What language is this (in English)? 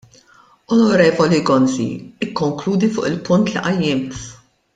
Maltese